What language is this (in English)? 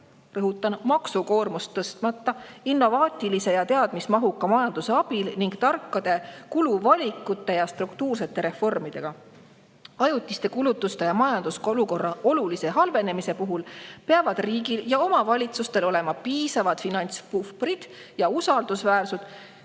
Estonian